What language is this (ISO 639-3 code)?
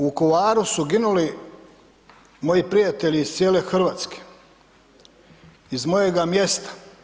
hrv